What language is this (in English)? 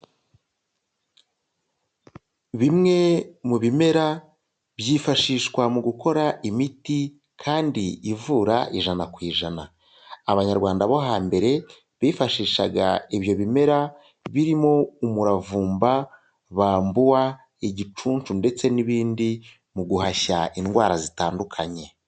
Kinyarwanda